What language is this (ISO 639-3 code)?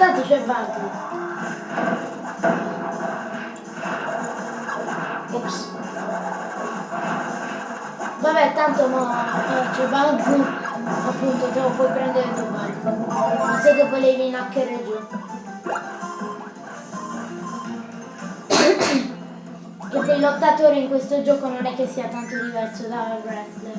ita